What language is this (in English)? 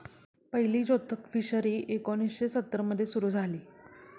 Marathi